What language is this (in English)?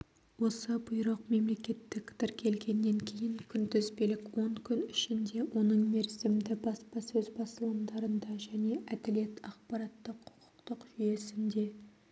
Kazakh